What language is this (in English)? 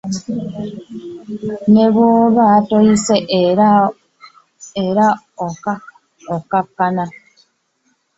Ganda